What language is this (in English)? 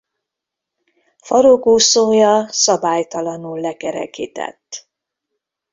Hungarian